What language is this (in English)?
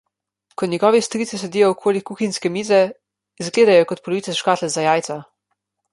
Slovenian